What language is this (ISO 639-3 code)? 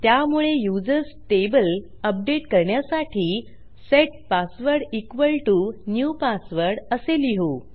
mar